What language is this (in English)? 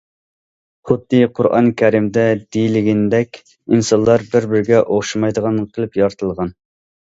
Uyghur